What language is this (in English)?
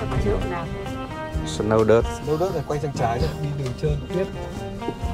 Vietnamese